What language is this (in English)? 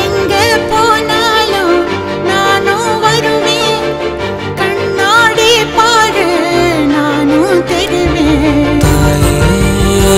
Romanian